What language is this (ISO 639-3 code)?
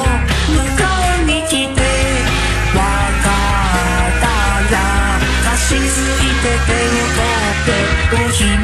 ron